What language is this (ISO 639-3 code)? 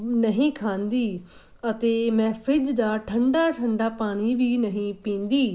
pan